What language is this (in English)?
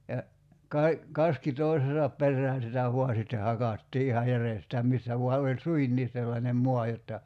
Finnish